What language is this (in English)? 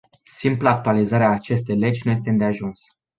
Romanian